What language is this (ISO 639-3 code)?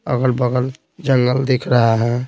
hin